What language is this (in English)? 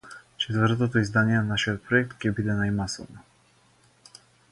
Macedonian